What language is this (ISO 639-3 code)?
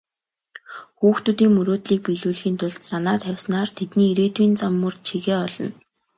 mon